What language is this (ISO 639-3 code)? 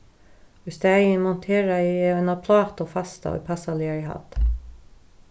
fao